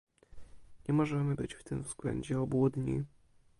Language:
Polish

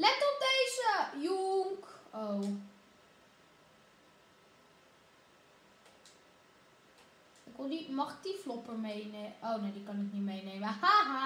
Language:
Dutch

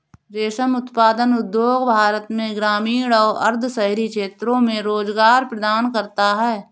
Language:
Hindi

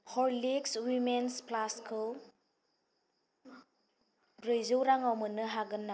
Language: Bodo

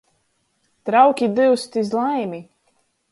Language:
Latgalian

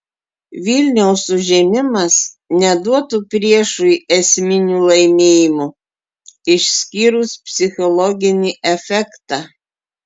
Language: Lithuanian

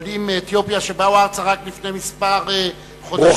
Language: Hebrew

